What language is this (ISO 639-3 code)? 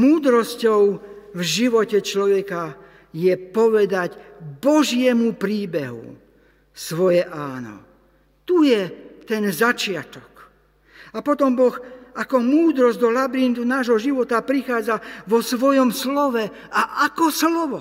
slk